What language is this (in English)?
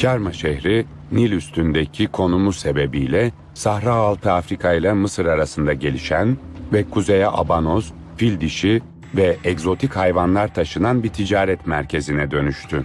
Turkish